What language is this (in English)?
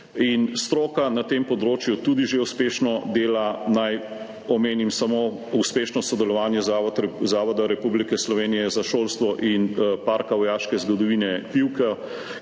Slovenian